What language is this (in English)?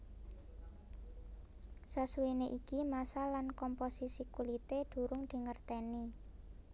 Javanese